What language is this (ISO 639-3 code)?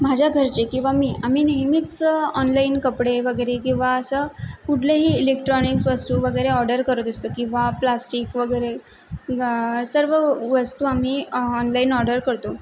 mar